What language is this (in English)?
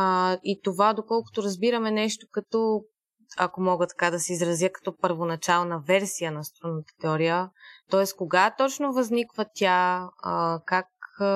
Bulgarian